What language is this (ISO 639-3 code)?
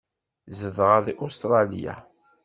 kab